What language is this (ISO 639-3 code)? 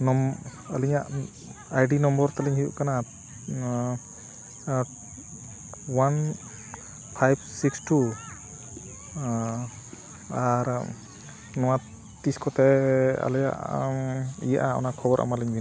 sat